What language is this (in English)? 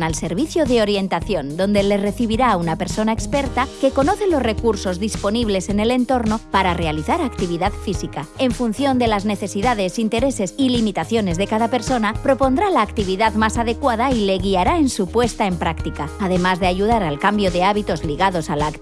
Spanish